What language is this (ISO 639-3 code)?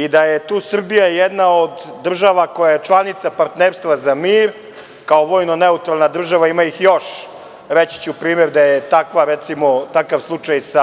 srp